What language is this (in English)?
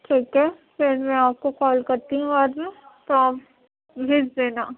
Urdu